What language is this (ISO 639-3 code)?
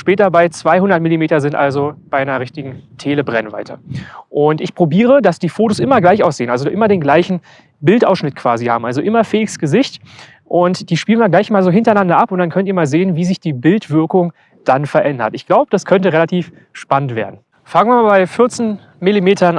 deu